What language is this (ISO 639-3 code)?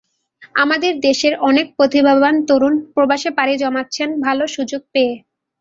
ben